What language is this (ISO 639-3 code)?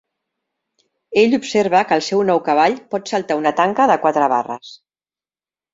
cat